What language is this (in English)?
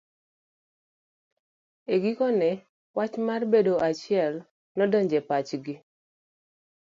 Luo (Kenya and Tanzania)